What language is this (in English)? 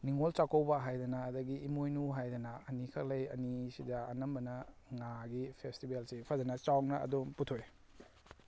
Manipuri